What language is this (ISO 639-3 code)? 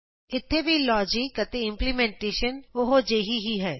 pan